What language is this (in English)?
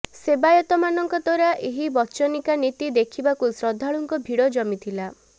Odia